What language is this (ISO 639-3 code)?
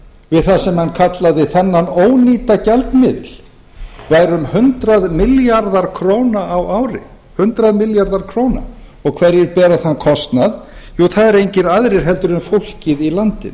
isl